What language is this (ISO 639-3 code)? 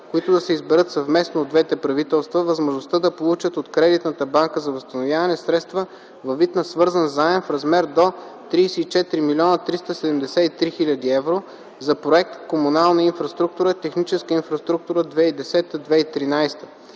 bul